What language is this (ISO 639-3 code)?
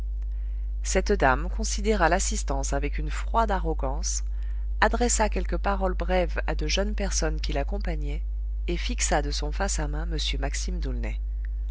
fra